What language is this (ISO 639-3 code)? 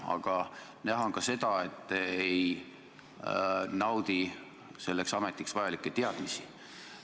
est